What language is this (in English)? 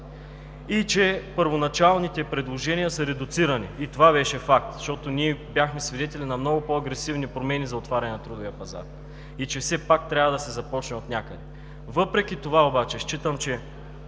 Bulgarian